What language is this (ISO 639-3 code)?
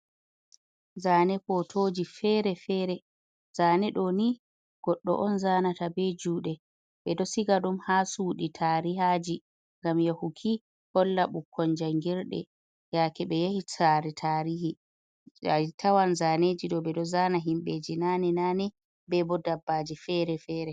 ful